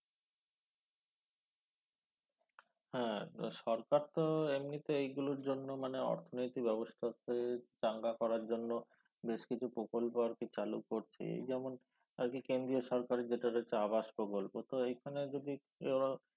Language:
Bangla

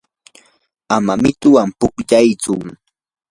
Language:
Yanahuanca Pasco Quechua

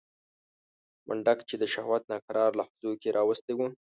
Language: Pashto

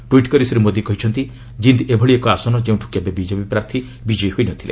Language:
Odia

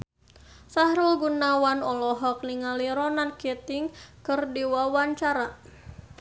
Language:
Sundanese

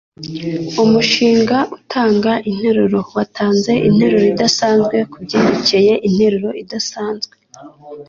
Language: Kinyarwanda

